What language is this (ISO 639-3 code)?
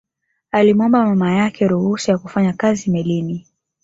swa